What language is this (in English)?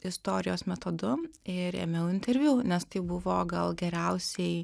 Lithuanian